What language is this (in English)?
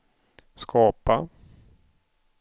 Swedish